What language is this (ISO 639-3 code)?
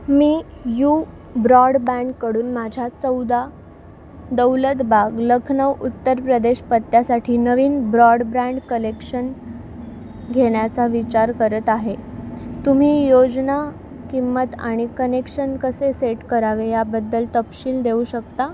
mar